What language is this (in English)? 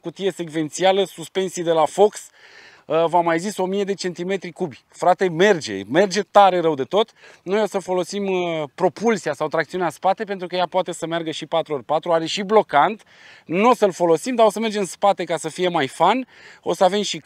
Romanian